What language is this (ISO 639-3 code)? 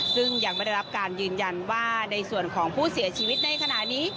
tha